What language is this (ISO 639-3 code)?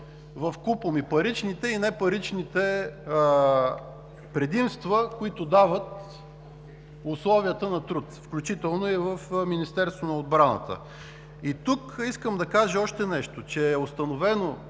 bul